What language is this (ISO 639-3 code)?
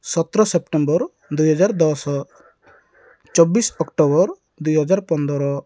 ori